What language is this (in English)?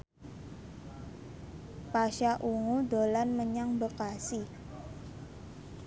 Javanese